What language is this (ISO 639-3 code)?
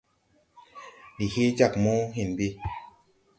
tui